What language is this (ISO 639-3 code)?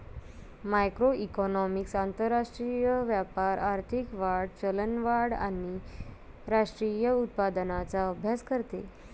mar